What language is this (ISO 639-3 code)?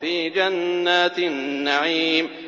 ara